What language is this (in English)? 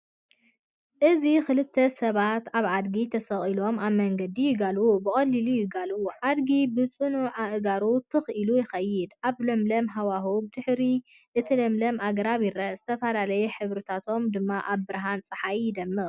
Tigrinya